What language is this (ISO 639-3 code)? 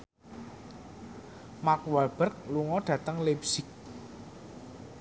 jav